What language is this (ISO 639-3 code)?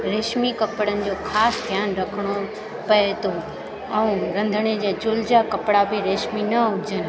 snd